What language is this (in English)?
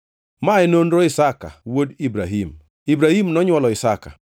Luo (Kenya and Tanzania)